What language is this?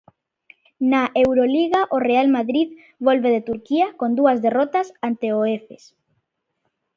Galician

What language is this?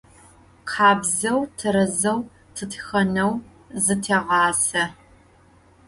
Adyghe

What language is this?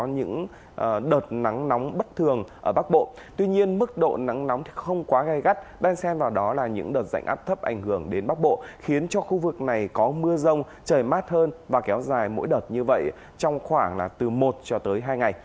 Vietnamese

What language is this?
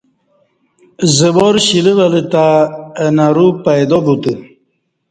Kati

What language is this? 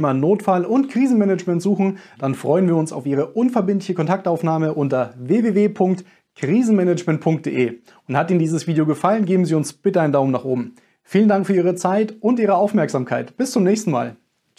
German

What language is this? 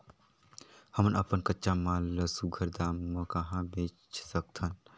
Chhattisgarhi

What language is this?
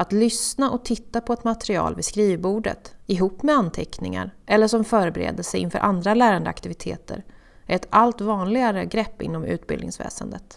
Swedish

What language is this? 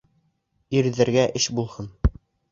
Bashkir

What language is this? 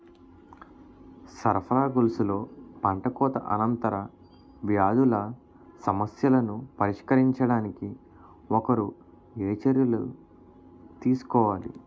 Telugu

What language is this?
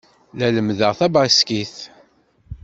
Kabyle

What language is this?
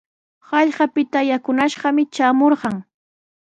Sihuas Ancash Quechua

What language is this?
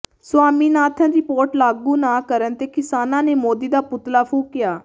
Punjabi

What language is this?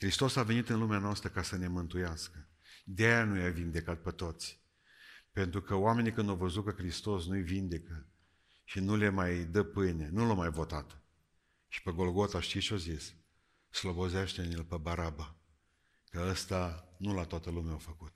Romanian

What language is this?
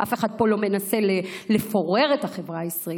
Hebrew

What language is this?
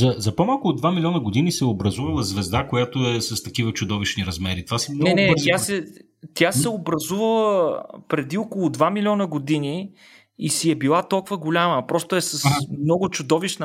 Bulgarian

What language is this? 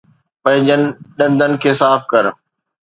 Sindhi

